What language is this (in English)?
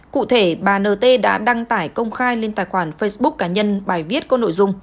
Vietnamese